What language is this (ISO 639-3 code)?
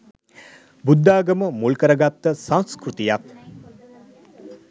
sin